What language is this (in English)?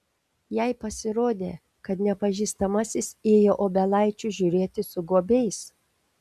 Lithuanian